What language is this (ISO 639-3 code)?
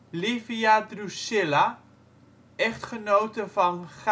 nld